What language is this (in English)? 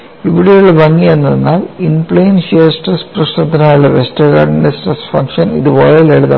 Malayalam